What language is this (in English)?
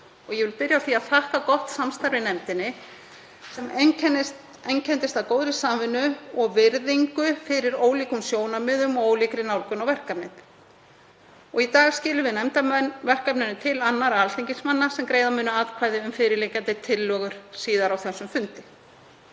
Icelandic